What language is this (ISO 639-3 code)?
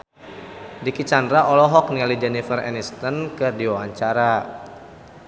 sun